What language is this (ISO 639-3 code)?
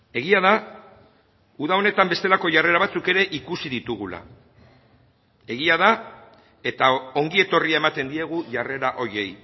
eus